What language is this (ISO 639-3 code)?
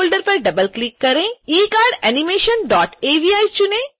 hin